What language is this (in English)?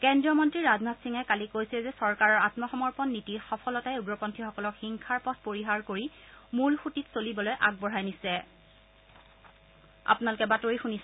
Assamese